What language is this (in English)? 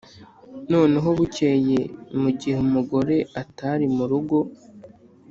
Kinyarwanda